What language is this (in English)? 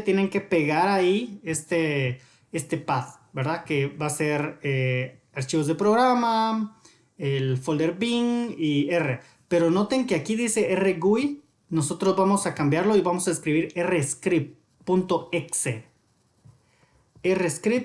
Spanish